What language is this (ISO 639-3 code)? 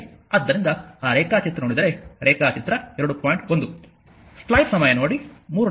kan